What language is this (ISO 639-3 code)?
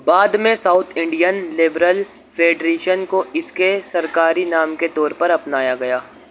urd